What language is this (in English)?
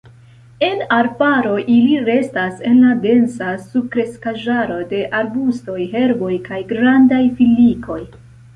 Esperanto